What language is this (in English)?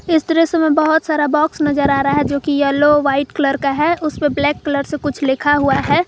Hindi